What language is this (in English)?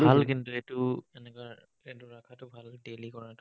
Assamese